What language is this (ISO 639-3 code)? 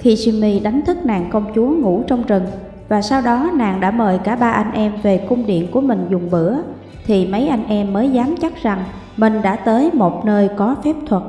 vie